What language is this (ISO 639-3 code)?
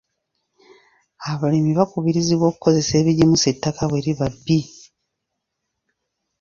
lug